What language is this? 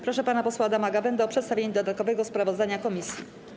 Polish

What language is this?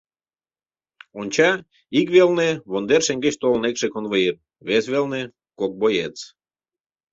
Mari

